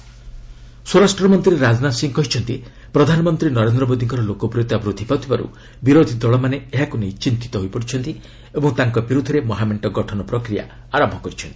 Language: Odia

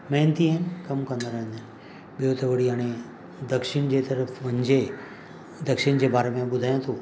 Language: Sindhi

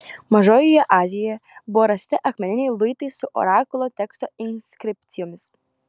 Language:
Lithuanian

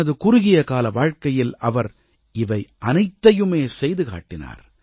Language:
Tamil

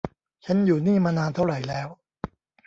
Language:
Thai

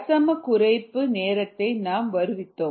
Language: Tamil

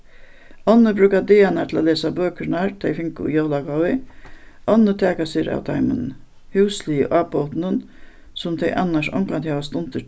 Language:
Faroese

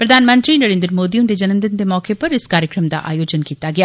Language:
Dogri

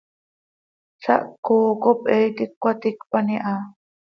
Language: Seri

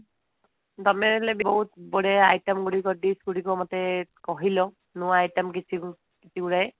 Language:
Odia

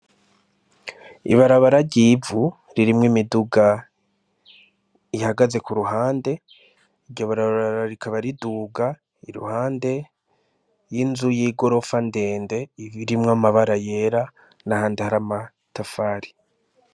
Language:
Rundi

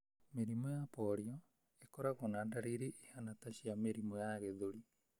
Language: Kikuyu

